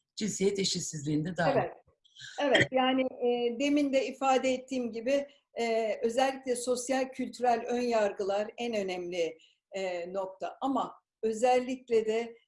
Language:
Turkish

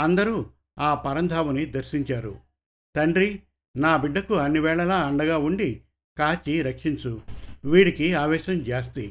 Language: Telugu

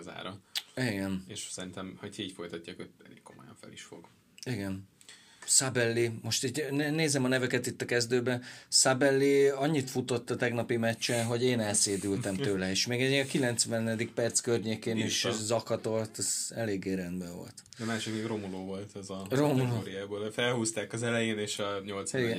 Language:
Hungarian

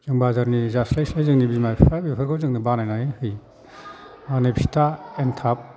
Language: Bodo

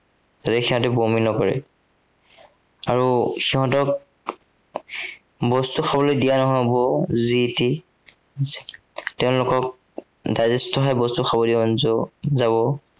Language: Assamese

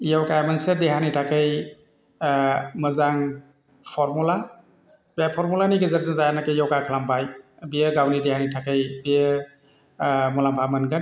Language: Bodo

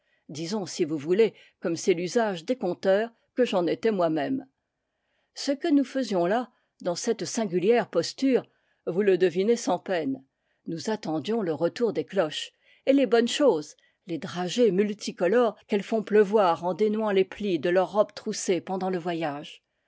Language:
French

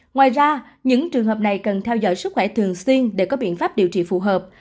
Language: Vietnamese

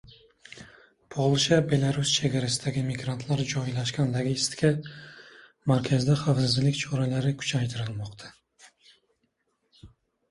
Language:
Uzbek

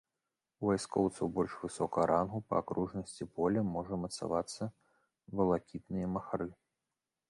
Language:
Belarusian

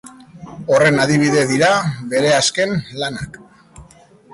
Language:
Basque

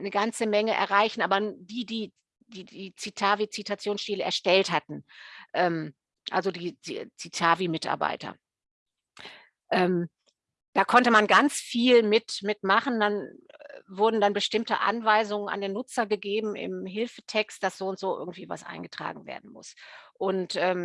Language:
German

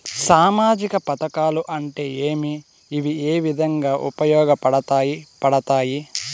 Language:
Telugu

